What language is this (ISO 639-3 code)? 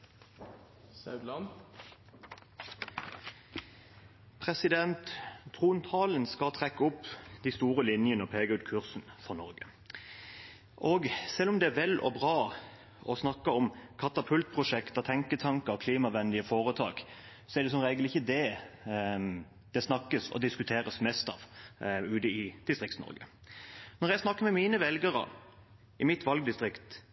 nob